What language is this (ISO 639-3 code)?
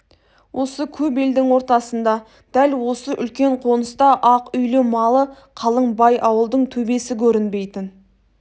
kaz